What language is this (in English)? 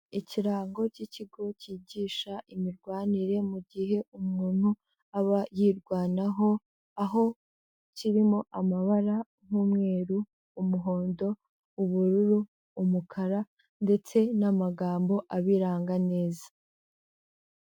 Kinyarwanda